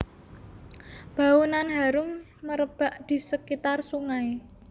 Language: Javanese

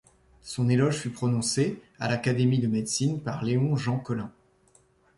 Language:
French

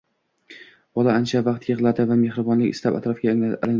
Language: Uzbek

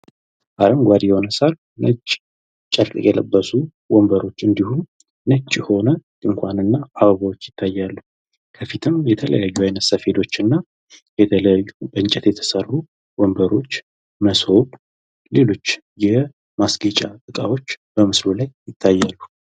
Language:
Amharic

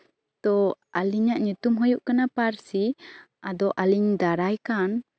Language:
Santali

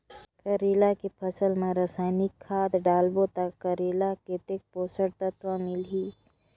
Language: Chhattisgarhi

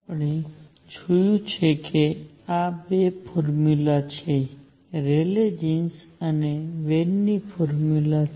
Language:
Gujarati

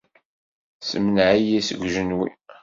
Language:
Kabyle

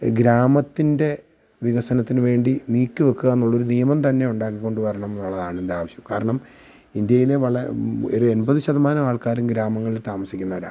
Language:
Malayalam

